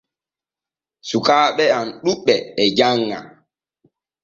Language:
Borgu Fulfulde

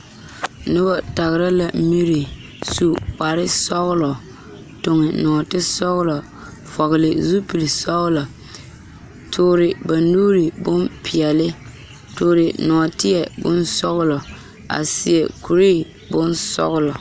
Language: Southern Dagaare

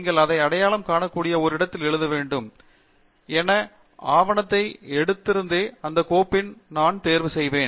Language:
Tamil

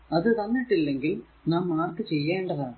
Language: Malayalam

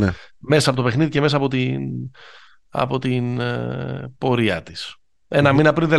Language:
Greek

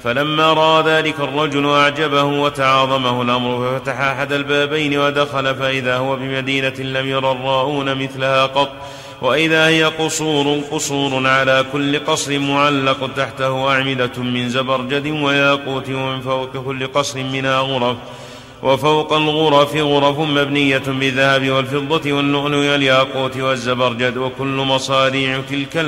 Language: Arabic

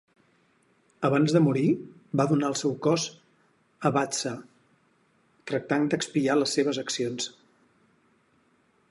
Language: Catalan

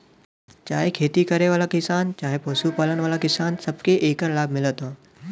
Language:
Bhojpuri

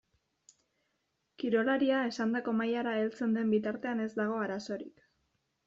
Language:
Basque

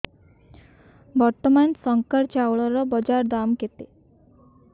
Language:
Odia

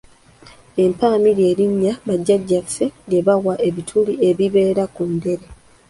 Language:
Ganda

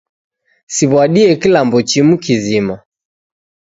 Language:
Taita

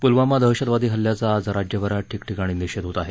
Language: Marathi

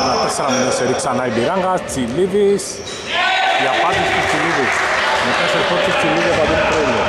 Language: Greek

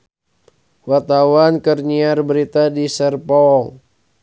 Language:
Sundanese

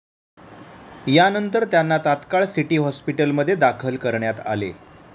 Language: Marathi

